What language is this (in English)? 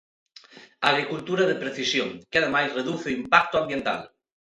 Galician